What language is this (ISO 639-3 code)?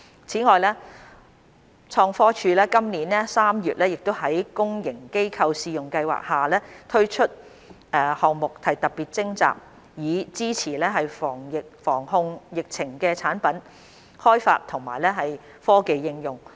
yue